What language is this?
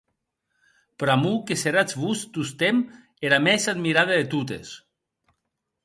Occitan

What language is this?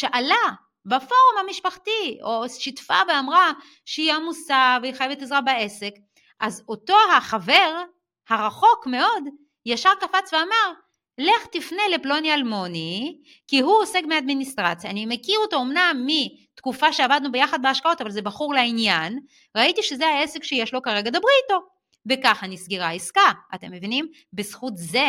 Hebrew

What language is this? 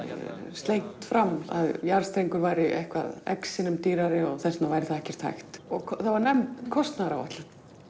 Icelandic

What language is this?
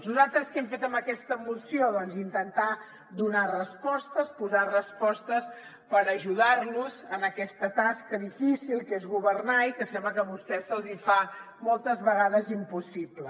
Catalan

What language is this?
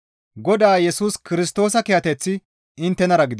Gamo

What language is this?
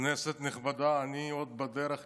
Hebrew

